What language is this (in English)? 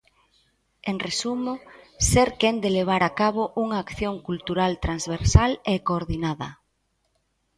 Galician